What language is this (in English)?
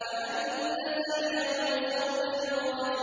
Arabic